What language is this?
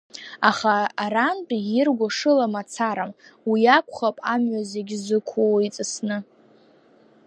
Abkhazian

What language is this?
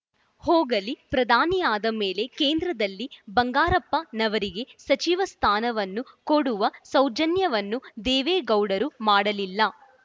Kannada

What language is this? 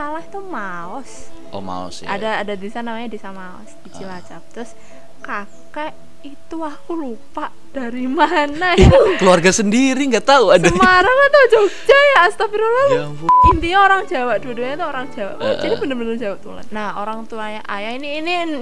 Indonesian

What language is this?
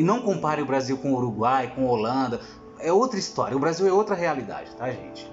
Portuguese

